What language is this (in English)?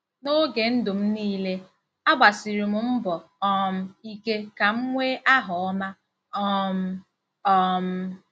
Igbo